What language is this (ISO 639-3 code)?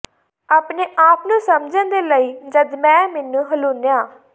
pan